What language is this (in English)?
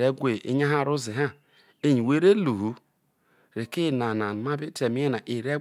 Isoko